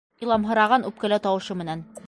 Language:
Bashkir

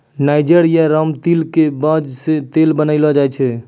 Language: Maithili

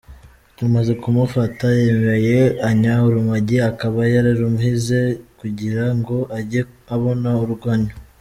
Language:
Kinyarwanda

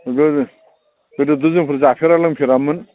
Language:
Bodo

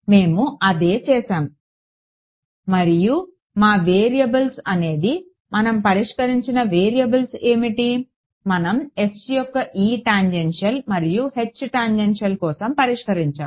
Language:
Telugu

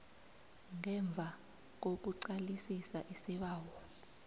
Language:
South Ndebele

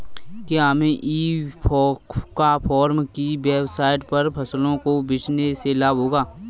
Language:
Hindi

